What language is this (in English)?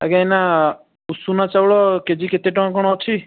Odia